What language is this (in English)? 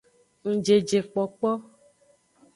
Aja (Benin)